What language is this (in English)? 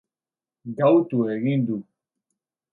Basque